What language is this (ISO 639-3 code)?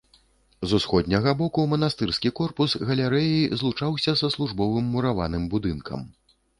bel